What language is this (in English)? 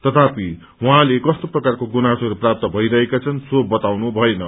Nepali